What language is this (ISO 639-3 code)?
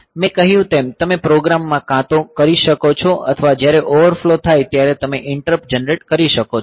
guj